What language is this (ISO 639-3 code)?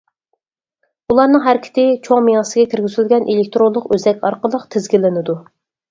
uig